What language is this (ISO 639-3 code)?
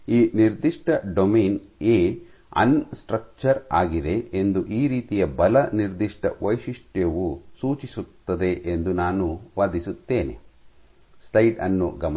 kan